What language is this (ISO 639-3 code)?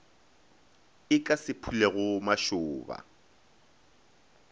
nso